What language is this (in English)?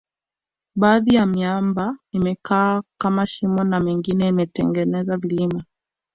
Swahili